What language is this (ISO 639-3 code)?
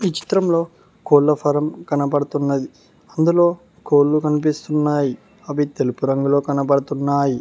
tel